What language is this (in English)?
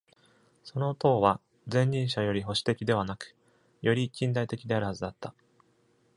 Japanese